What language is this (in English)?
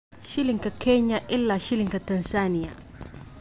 Somali